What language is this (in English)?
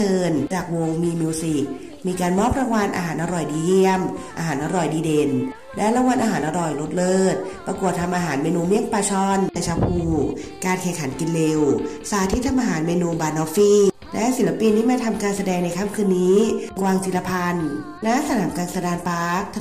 Thai